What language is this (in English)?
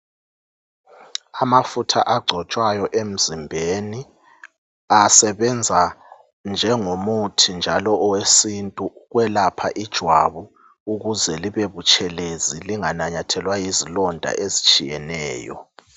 North Ndebele